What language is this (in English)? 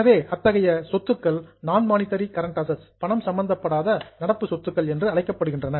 Tamil